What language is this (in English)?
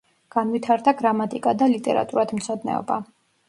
Georgian